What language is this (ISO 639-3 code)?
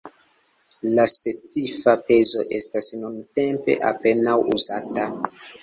epo